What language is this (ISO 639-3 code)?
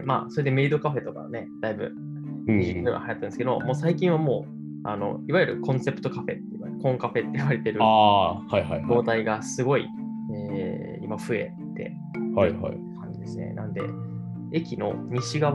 jpn